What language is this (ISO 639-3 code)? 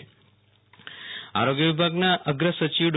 guj